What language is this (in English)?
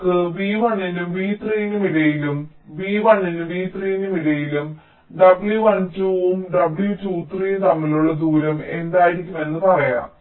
Malayalam